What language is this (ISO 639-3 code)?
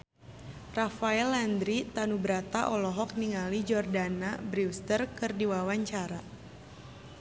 sun